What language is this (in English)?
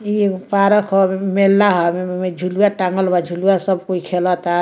Bhojpuri